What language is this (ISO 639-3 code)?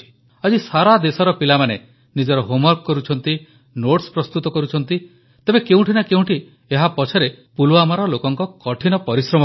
ori